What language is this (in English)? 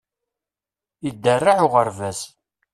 Kabyle